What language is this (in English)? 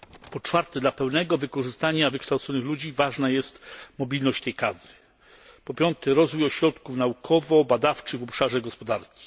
Polish